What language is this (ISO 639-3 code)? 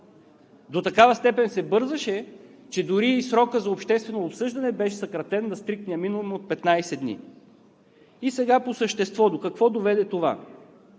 bul